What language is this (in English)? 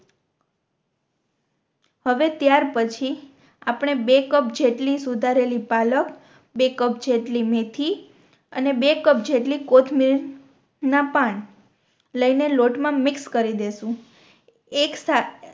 Gujarati